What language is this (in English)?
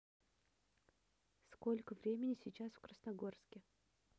Russian